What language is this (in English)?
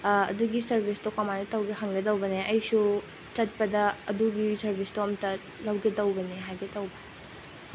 Manipuri